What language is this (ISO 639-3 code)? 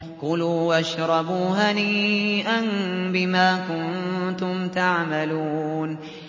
ara